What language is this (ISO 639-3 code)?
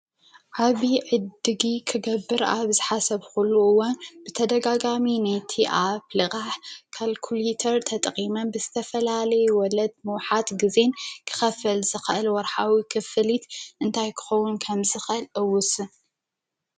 tir